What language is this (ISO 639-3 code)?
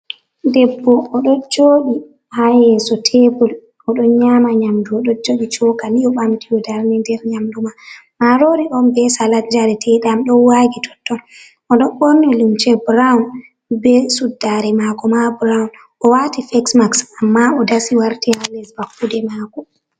ful